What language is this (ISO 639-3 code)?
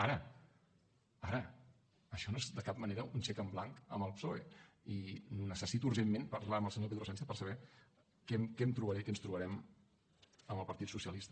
cat